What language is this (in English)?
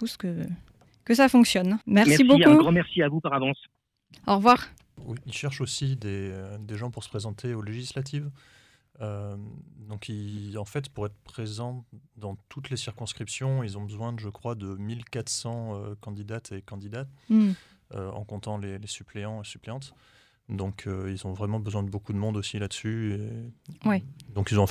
French